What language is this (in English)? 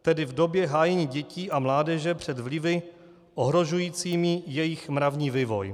Czech